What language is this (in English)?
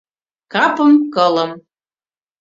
Mari